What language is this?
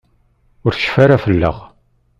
Kabyle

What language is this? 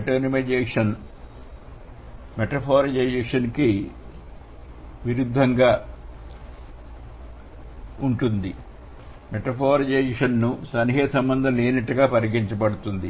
Telugu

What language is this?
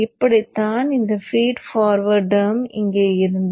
Tamil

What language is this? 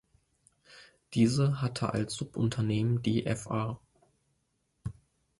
German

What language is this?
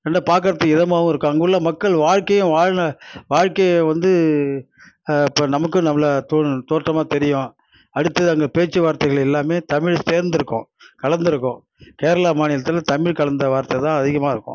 Tamil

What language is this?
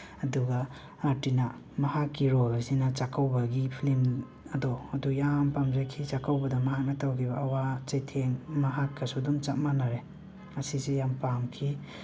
Manipuri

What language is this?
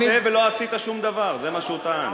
Hebrew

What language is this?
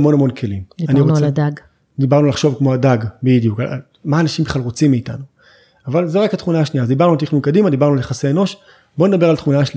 Hebrew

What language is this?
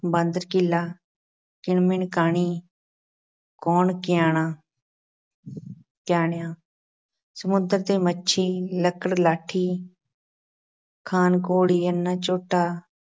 Punjabi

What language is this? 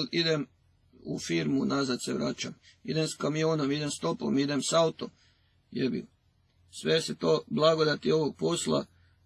Croatian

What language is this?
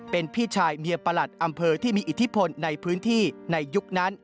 Thai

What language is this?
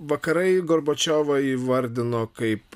Lithuanian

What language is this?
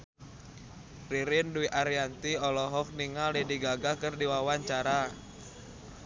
Sundanese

